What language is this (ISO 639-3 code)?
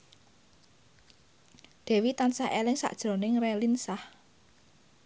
jav